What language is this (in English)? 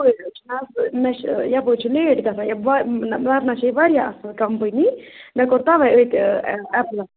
Kashmiri